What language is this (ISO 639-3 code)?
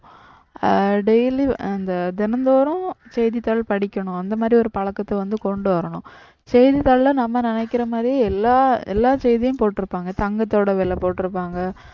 tam